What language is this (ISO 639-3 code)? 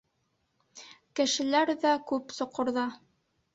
bak